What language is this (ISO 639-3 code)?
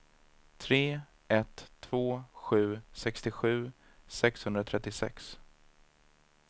swe